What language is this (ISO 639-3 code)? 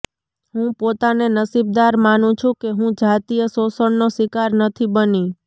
guj